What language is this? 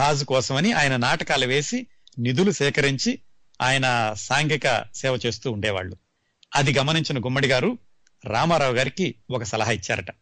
Telugu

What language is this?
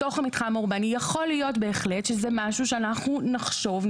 Hebrew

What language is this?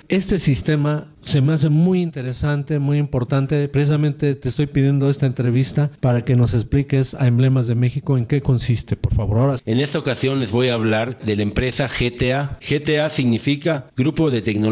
Spanish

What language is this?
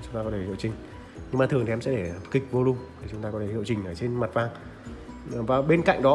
Vietnamese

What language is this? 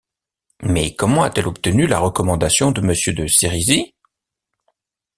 French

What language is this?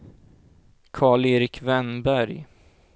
Swedish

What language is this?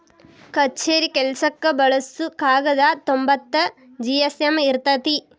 Kannada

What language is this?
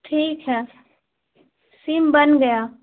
Urdu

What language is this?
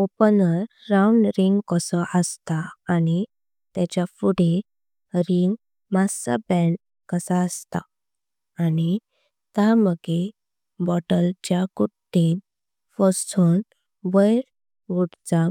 Konkani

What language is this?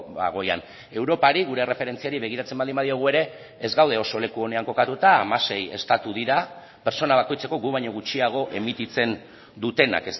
Basque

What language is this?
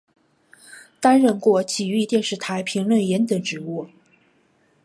Chinese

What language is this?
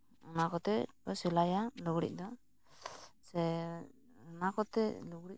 Santali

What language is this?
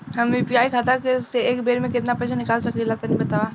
Bhojpuri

